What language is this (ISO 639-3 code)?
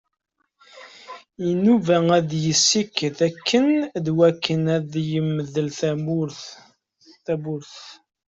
kab